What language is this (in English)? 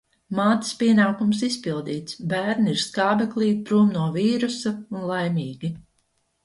Latvian